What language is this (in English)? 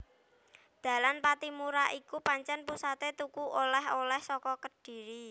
Javanese